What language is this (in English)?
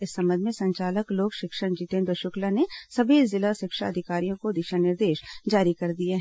Hindi